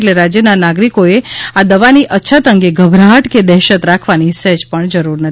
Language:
Gujarati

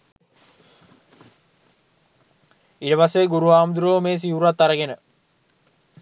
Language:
Sinhala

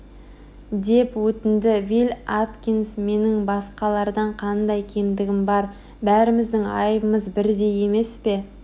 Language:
Kazakh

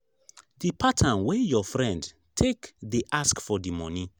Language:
Nigerian Pidgin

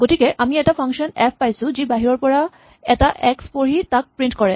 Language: Assamese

